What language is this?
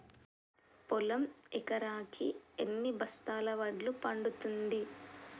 Telugu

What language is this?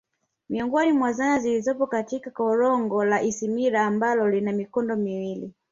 Swahili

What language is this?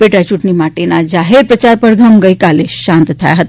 Gujarati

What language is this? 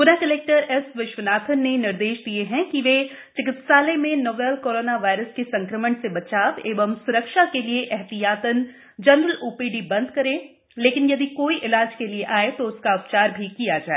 Hindi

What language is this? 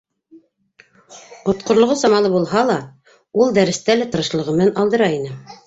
Bashkir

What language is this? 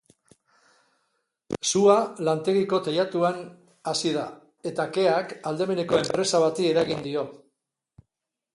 Basque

